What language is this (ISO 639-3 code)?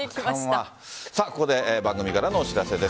jpn